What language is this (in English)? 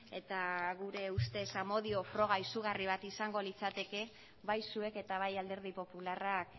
Basque